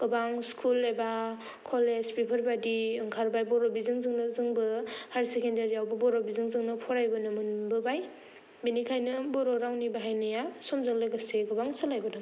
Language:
Bodo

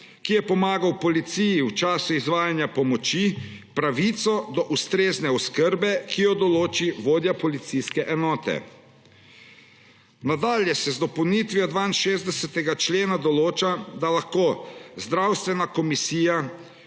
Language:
Slovenian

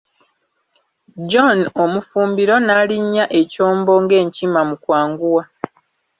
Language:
Ganda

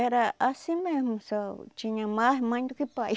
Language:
Portuguese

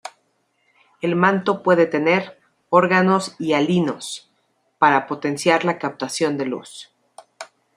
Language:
Spanish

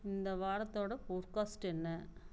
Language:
Tamil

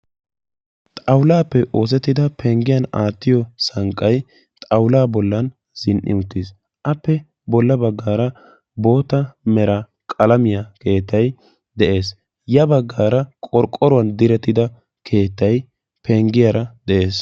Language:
Wolaytta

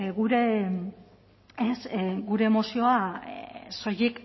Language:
Basque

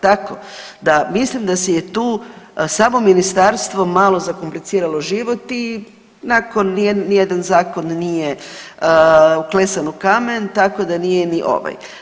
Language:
Croatian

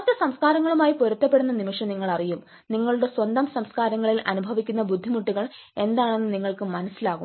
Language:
Malayalam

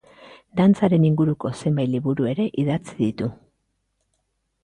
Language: Basque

